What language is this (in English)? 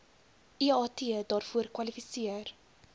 Afrikaans